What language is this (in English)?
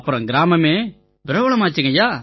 Tamil